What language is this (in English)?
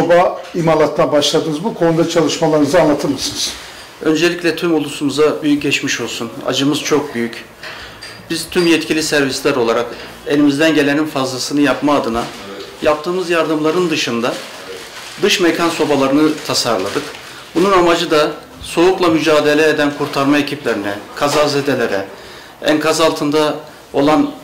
Turkish